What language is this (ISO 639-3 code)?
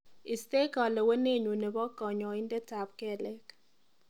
kln